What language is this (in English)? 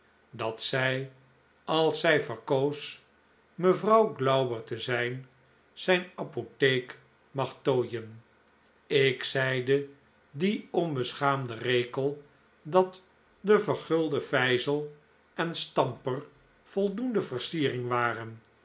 Dutch